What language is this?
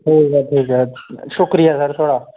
Dogri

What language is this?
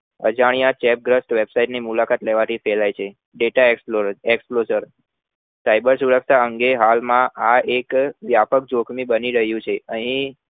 Gujarati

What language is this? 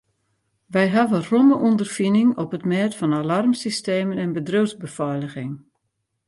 Western Frisian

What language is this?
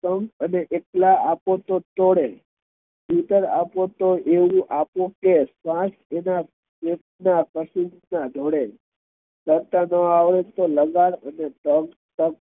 Gujarati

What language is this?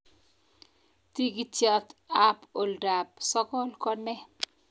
Kalenjin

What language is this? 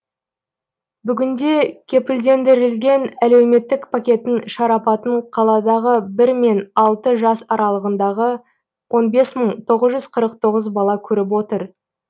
Kazakh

